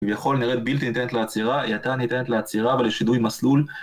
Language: Hebrew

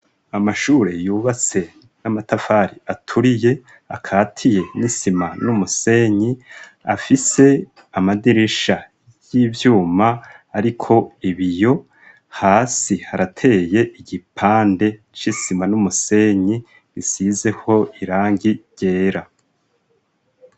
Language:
Rundi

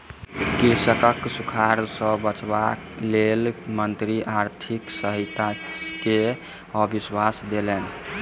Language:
Maithili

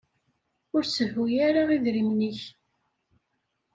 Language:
Kabyle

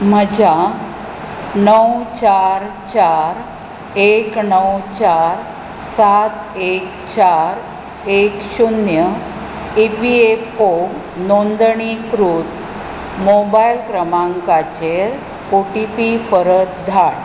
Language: Konkani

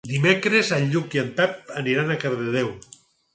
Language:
Catalan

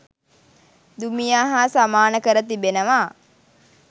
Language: Sinhala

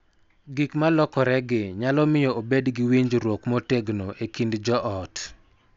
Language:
Luo (Kenya and Tanzania)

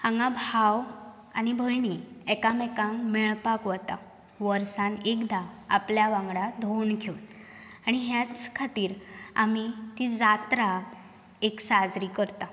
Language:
Konkani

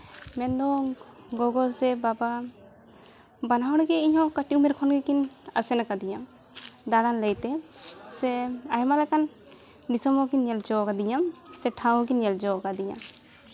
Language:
Santali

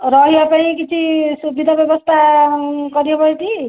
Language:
Odia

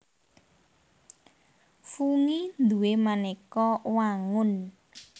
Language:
Javanese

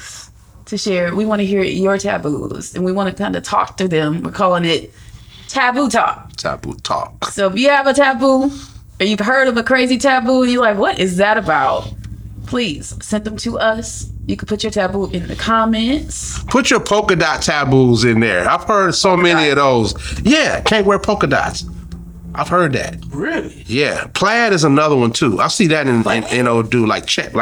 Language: English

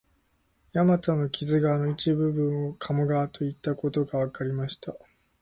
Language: Japanese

